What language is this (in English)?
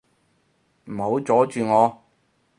Cantonese